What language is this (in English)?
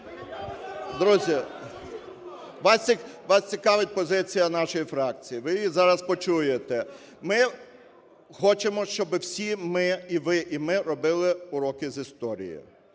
Ukrainian